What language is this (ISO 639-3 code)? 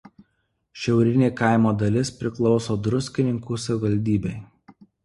lit